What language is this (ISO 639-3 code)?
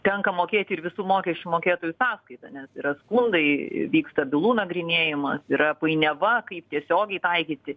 lit